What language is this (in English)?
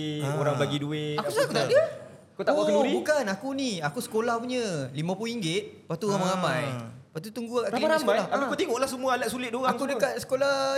Malay